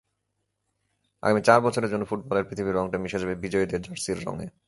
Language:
Bangla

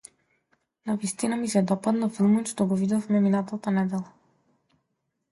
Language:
Macedonian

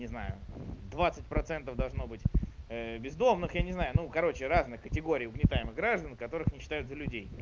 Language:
Russian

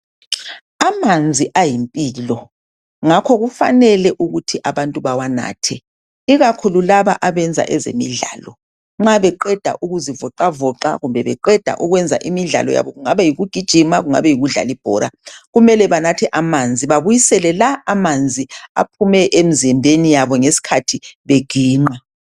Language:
North Ndebele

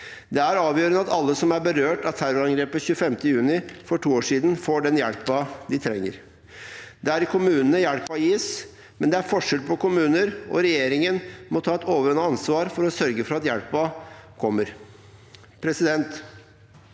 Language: Norwegian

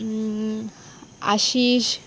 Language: Konkani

